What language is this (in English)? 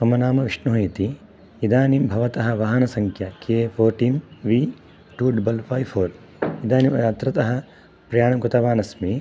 Sanskrit